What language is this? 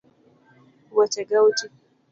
Luo (Kenya and Tanzania)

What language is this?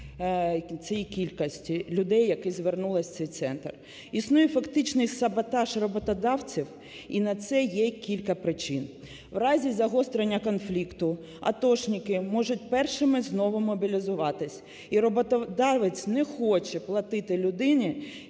Ukrainian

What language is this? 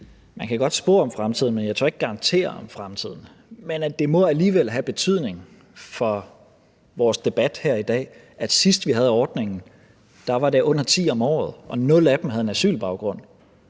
Danish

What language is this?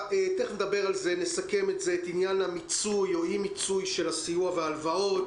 Hebrew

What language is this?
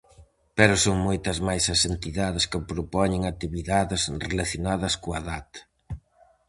Galician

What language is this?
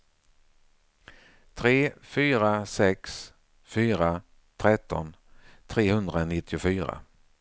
Swedish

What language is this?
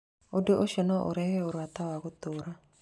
Kikuyu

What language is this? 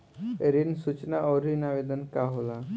Bhojpuri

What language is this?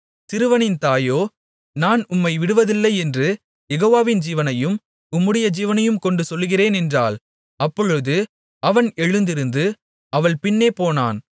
Tamil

